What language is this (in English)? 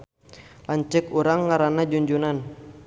Sundanese